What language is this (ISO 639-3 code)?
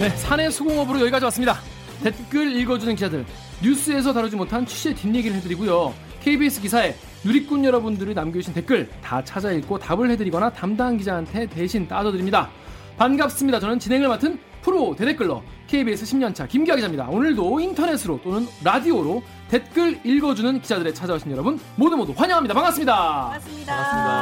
kor